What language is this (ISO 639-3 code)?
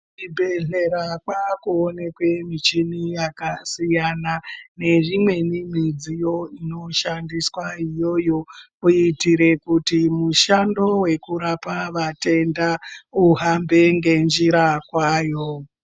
ndc